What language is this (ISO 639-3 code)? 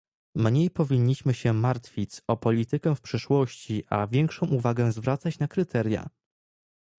pol